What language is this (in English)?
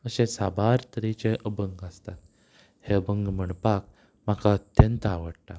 Konkani